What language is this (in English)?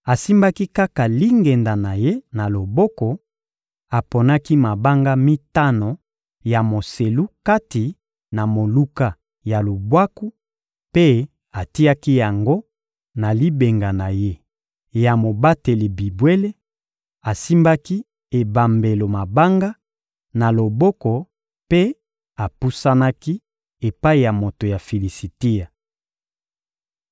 Lingala